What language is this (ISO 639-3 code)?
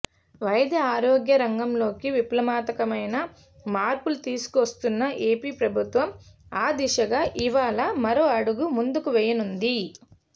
tel